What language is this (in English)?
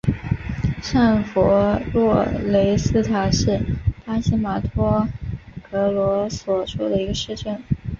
Chinese